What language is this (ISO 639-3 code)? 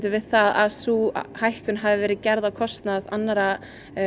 isl